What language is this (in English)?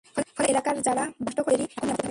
Bangla